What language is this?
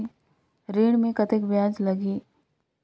Chhattisgarhi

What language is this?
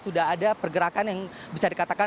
Indonesian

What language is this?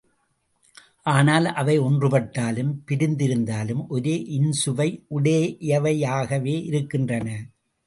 Tamil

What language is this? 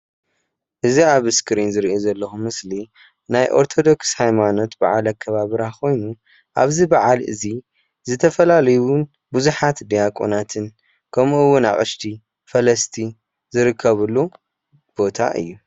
Tigrinya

